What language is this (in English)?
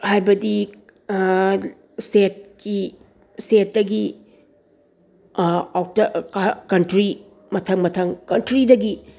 Manipuri